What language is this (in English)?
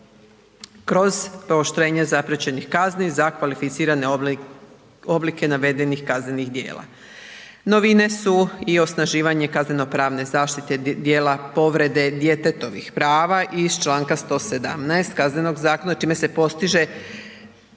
Croatian